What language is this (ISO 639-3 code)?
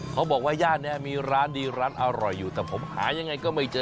tha